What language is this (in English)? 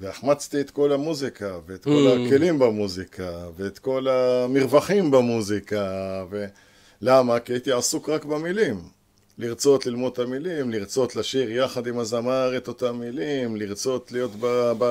Hebrew